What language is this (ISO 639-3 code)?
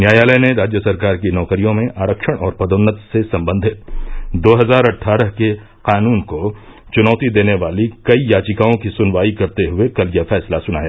hin